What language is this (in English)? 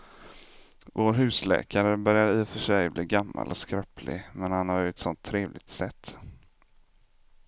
Swedish